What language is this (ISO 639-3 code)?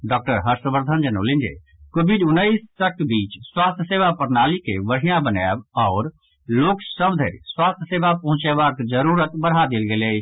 mai